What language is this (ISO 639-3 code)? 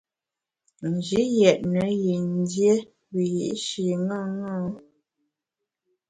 bax